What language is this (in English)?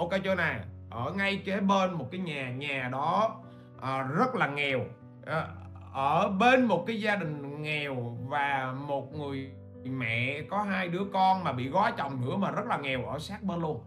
Vietnamese